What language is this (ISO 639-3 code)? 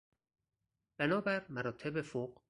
fas